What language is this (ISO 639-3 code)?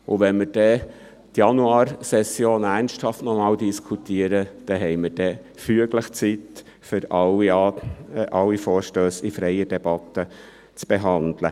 gsw